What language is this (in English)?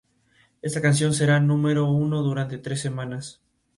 Spanish